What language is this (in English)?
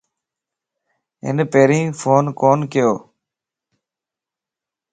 Lasi